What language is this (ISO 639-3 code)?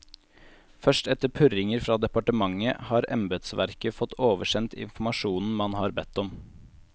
nor